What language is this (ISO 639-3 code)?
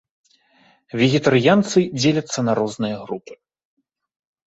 bel